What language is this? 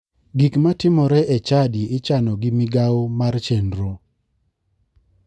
Luo (Kenya and Tanzania)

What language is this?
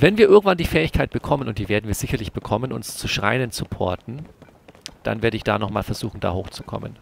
German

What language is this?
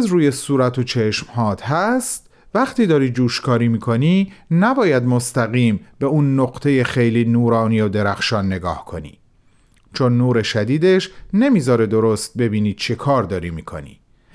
Persian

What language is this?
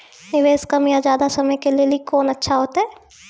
Maithili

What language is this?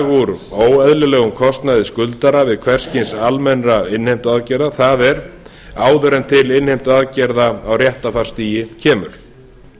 Icelandic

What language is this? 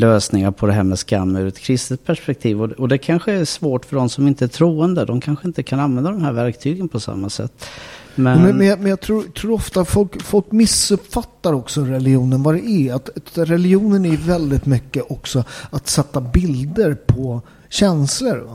Swedish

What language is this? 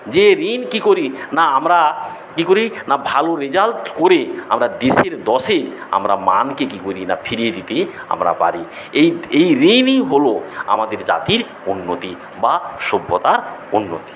Bangla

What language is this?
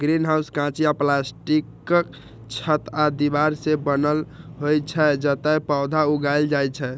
Maithili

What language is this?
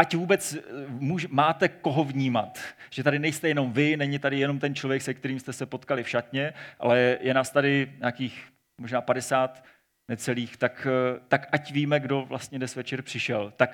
Czech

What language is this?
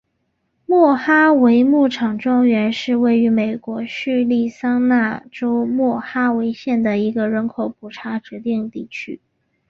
Chinese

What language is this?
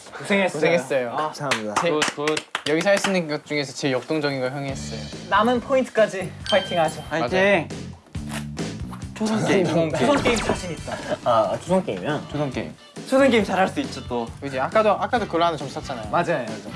Korean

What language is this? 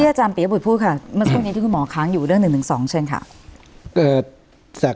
Thai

